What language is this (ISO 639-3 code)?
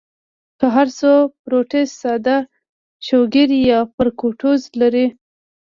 pus